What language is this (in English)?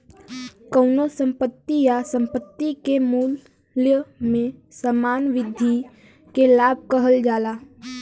Bhojpuri